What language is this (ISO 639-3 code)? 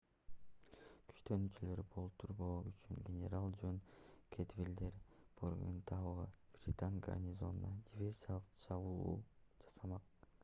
kir